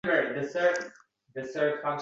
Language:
Uzbek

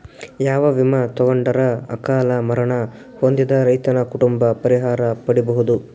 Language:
Kannada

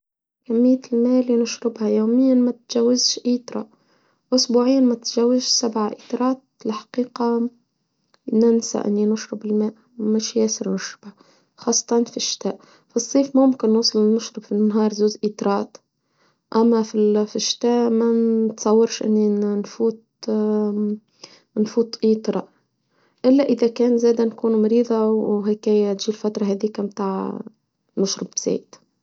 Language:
Tunisian Arabic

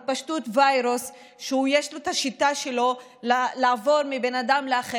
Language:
Hebrew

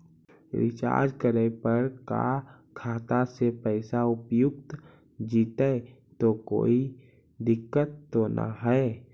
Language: Magahi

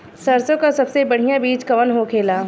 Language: Bhojpuri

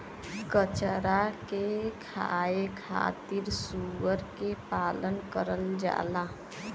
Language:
Bhojpuri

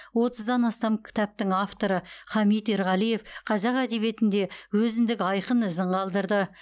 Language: Kazakh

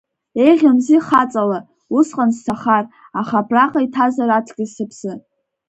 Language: Abkhazian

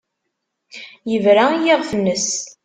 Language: Kabyle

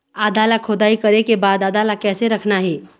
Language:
Chhattisgarhi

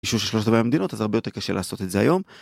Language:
Hebrew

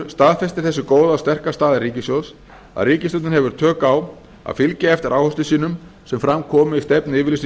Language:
Icelandic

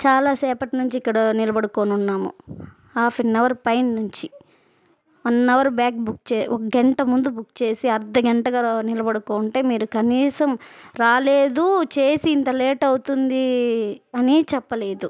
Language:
Telugu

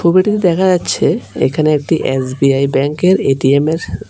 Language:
Bangla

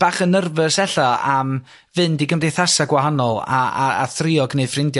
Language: Welsh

